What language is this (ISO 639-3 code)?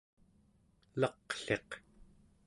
esu